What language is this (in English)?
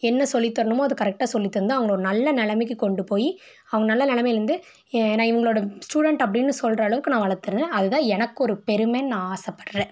Tamil